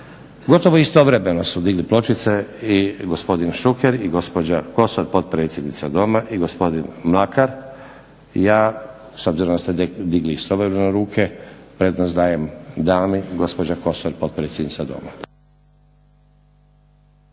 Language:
Croatian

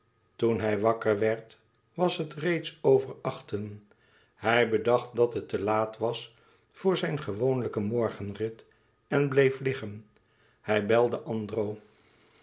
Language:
Dutch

